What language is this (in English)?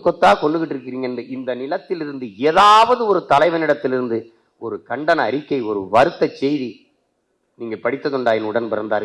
Tamil